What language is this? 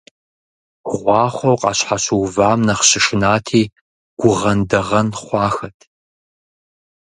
Kabardian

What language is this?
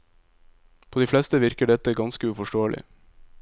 Norwegian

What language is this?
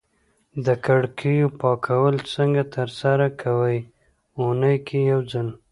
Pashto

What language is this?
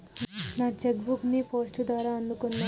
Telugu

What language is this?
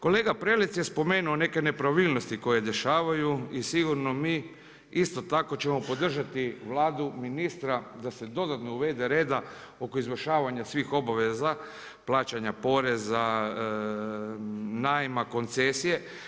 Croatian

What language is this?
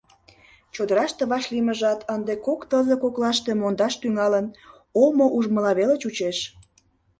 Mari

